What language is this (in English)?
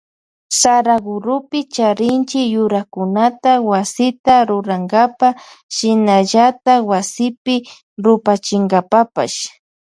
Loja Highland Quichua